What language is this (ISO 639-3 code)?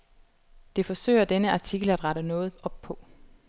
dan